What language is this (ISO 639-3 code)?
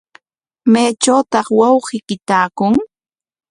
qwa